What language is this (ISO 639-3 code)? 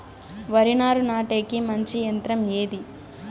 tel